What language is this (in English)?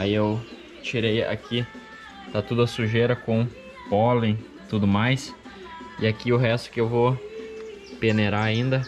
Portuguese